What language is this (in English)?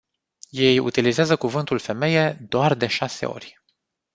Romanian